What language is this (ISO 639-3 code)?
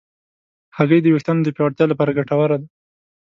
pus